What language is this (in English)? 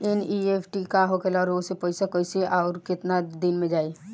Bhojpuri